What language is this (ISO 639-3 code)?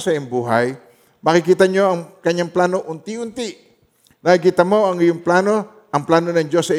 fil